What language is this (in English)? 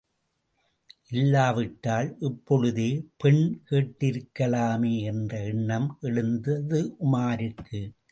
Tamil